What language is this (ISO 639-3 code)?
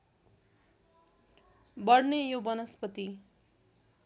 nep